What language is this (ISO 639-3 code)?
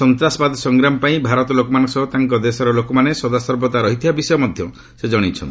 ori